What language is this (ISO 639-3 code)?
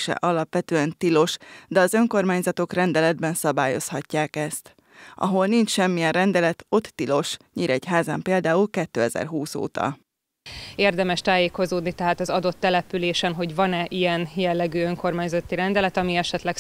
hun